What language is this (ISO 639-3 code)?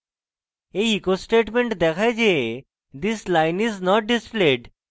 ben